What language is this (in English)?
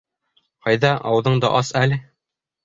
Bashkir